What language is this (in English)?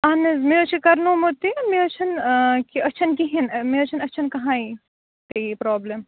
Kashmiri